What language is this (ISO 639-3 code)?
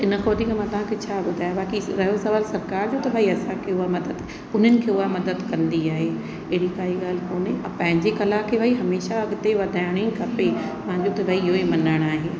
snd